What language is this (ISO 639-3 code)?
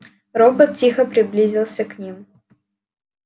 rus